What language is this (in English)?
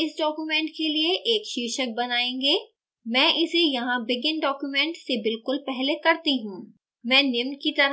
Hindi